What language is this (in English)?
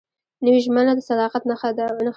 Pashto